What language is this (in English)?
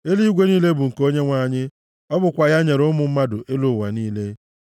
Igbo